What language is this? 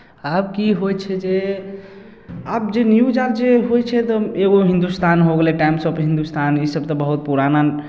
Maithili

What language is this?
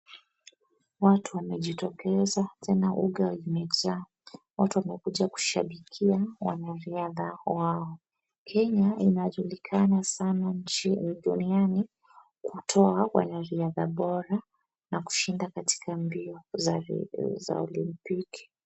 Swahili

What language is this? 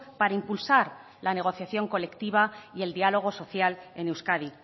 Spanish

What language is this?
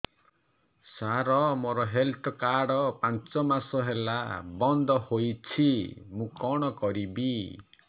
Odia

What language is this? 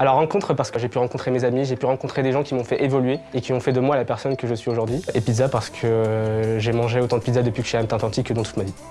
French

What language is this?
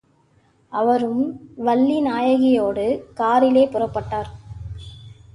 Tamil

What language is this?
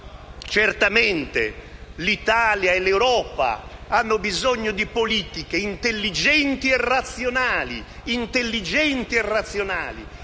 Italian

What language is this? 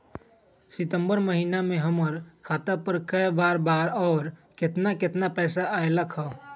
Magahi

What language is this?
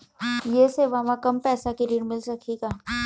Chhattisgarhi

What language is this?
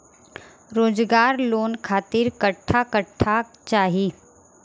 Bhojpuri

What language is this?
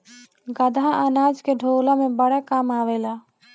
Bhojpuri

